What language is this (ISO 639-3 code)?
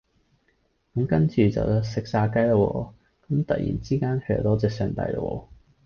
yue